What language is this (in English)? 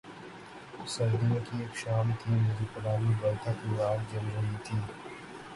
Urdu